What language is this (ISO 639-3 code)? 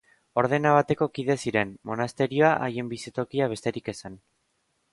eus